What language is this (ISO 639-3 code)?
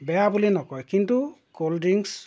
asm